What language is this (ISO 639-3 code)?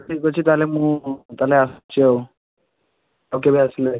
ori